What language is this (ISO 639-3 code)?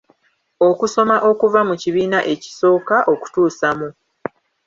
lug